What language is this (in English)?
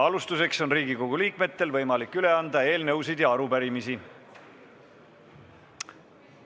Estonian